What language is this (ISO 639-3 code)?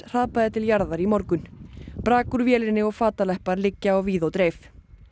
isl